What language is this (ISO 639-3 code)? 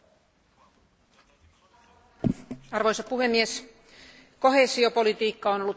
fin